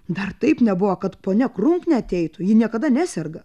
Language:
Lithuanian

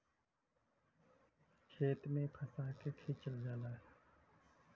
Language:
Bhojpuri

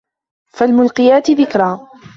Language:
Arabic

